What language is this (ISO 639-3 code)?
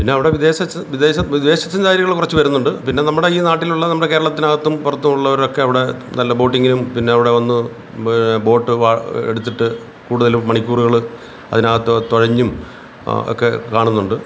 mal